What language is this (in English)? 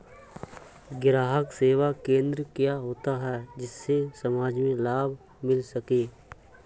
Hindi